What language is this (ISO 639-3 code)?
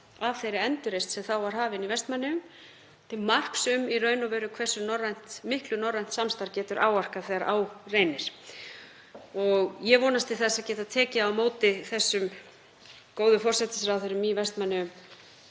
isl